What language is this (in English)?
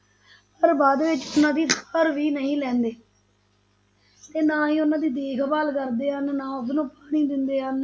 Punjabi